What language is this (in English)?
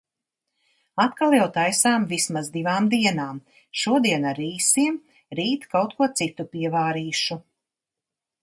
Latvian